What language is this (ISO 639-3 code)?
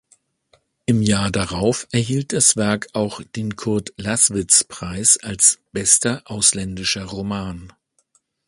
deu